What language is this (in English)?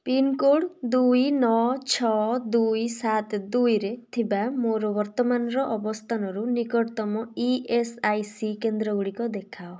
Odia